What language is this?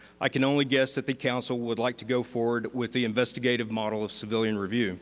English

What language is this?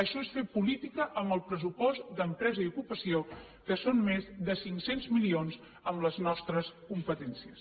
Catalan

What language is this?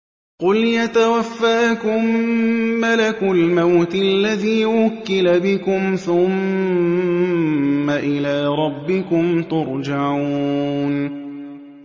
Arabic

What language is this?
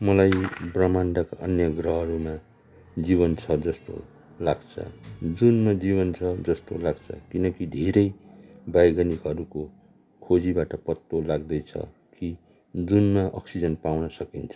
Nepali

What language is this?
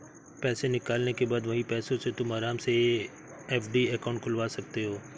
Hindi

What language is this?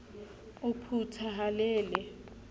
Southern Sotho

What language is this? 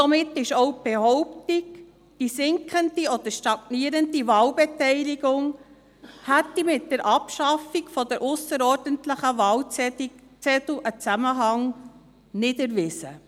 Swiss German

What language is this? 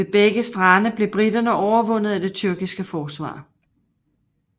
Danish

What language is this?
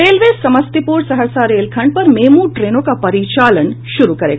Hindi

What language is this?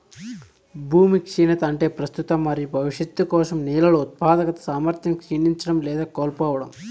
Telugu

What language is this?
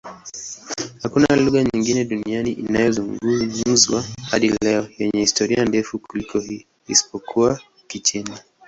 Swahili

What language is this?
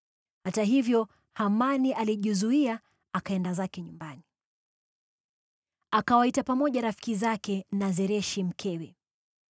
Swahili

